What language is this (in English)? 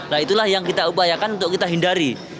Indonesian